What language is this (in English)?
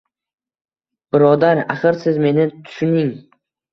Uzbek